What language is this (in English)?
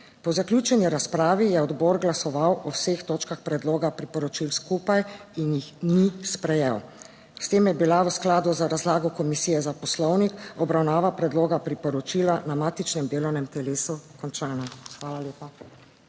Slovenian